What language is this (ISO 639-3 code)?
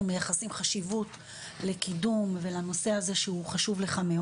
heb